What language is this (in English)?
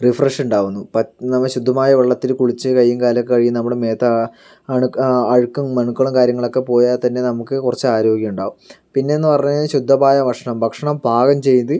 Malayalam